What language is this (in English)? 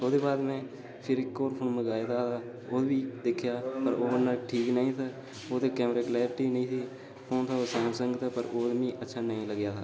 Dogri